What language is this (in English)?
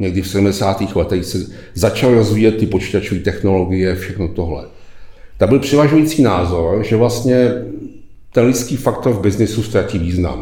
Czech